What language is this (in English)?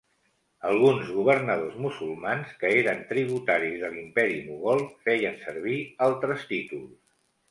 Catalan